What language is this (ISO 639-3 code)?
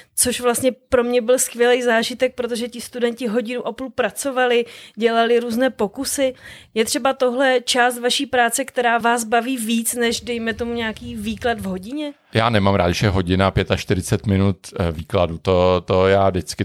ces